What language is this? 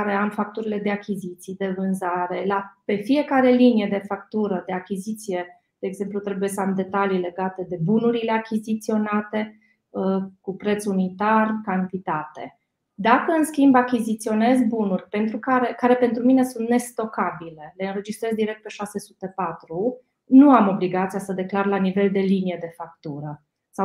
Romanian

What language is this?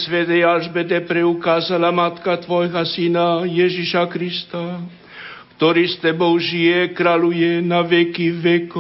Slovak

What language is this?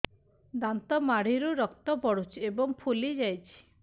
Odia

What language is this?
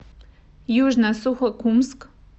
Russian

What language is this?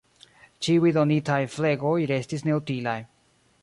Esperanto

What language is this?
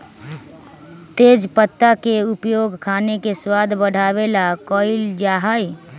Magahi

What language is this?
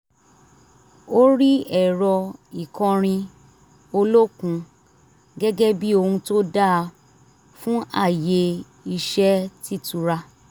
Yoruba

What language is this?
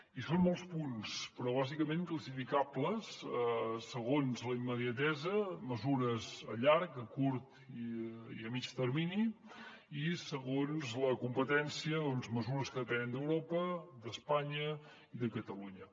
Catalan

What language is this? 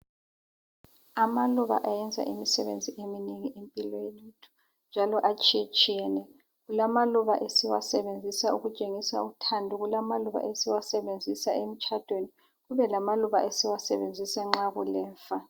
North Ndebele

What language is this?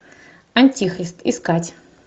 Russian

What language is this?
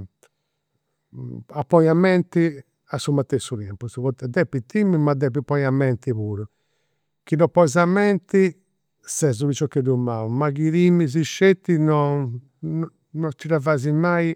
Campidanese Sardinian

